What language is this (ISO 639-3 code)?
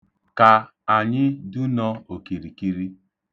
ibo